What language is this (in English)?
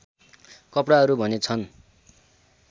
Nepali